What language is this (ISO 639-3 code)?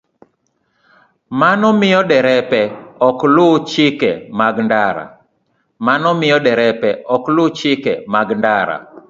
luo